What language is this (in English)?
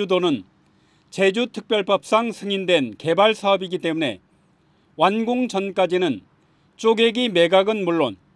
Korean